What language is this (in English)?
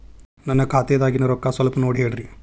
Kannada